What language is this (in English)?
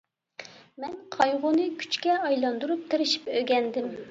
Uyghur